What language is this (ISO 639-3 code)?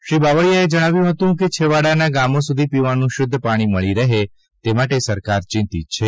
guj